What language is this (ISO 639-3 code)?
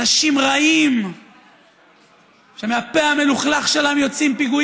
heb